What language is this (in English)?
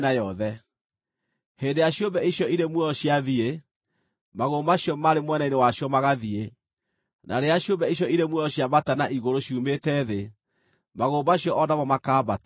Kikuyu